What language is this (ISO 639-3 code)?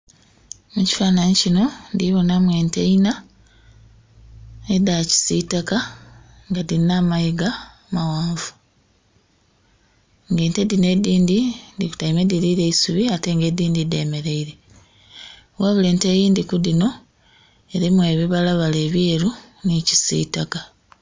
xog